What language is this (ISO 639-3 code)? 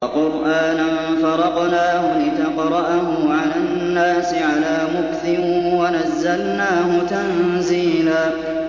ara